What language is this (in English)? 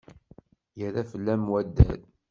Kabyle